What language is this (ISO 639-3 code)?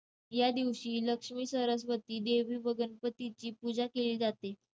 mar